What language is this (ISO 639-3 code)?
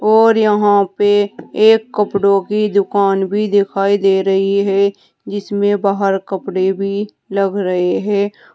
hin